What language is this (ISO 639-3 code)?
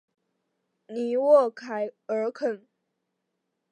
zho